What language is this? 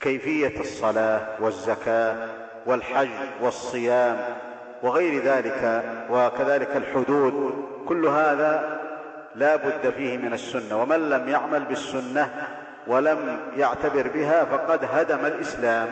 Arabic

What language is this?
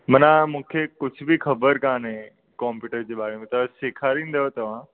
Sindhi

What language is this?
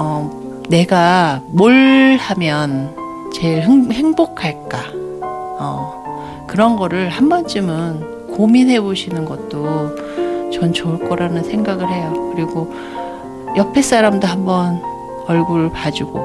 Korean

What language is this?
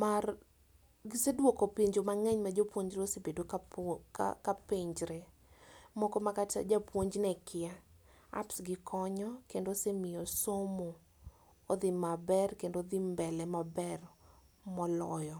Luo (Kenya and Tanzania)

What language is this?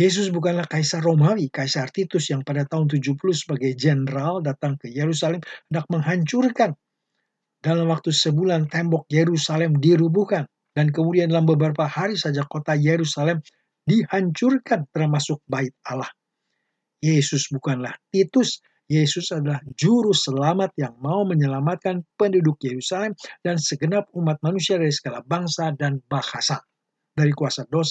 Indonesian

